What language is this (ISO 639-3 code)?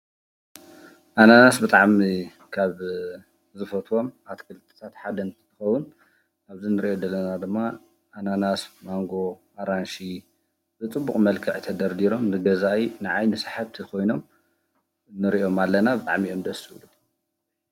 tir